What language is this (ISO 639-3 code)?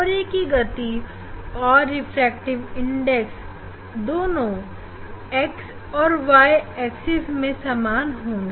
hin